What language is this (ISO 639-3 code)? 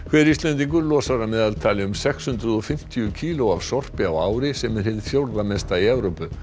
isl